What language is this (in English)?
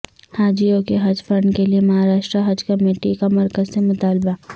Urdu